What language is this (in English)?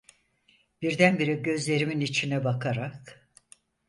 Turkish